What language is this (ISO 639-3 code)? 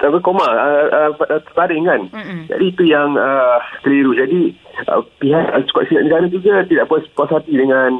msa